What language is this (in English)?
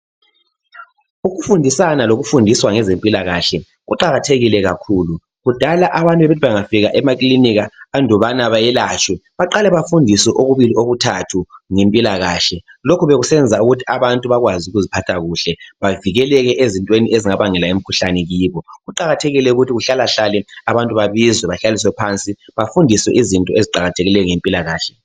North Ndebele